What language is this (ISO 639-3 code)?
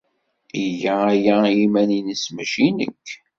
kab